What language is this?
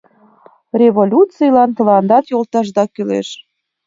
Mari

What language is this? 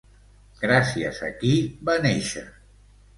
Catalan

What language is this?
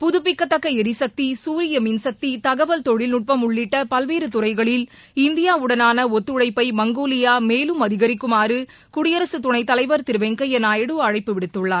Tamil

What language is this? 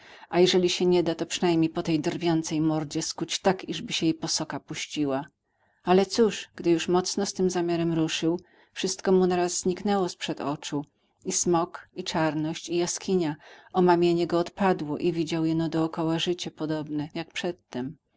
Polish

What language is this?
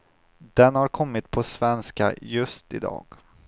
Swedish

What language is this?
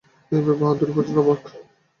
Bangla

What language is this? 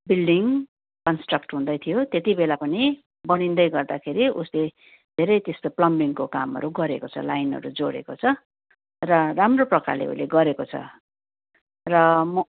Nepali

